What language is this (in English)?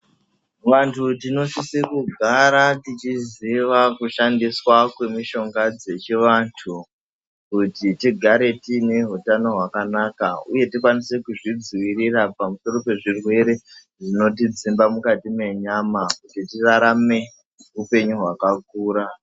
Ndau